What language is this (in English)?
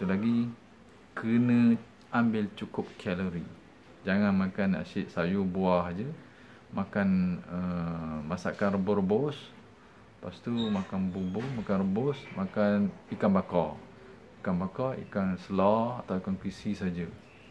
Malay